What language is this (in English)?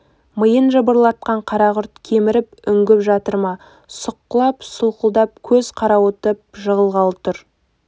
Kazakh